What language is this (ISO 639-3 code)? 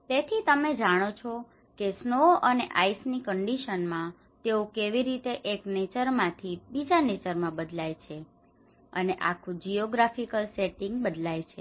guj